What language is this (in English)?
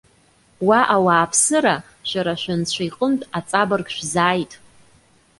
Abkhazian